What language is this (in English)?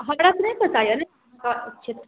Maithili